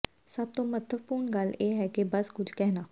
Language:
Punjabi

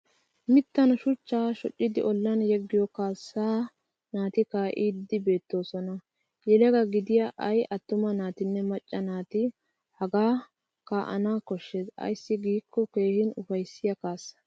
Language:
Wolaytta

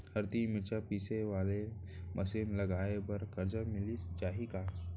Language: Chhattisgarhi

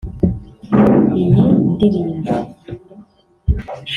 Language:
Kinyarwanda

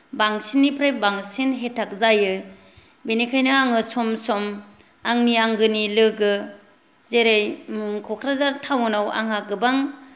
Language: Bodo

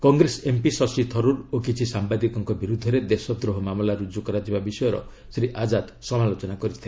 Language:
Odia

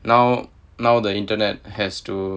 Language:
English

